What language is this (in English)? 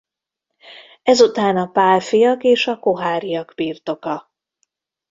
Hungarian